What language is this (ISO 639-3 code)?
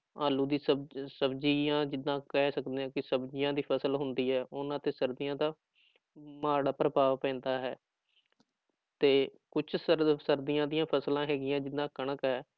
pan